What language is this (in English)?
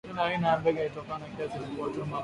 Swahili